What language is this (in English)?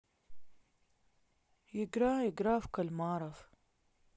Russian